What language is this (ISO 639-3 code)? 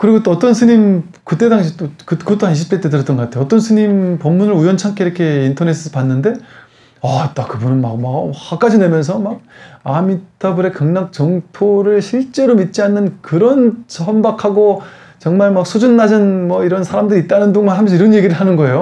kor